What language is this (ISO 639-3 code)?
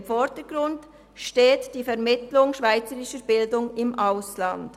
gsw